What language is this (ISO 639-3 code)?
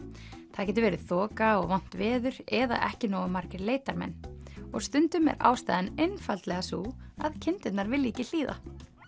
isl